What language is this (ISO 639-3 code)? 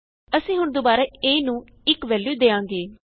pan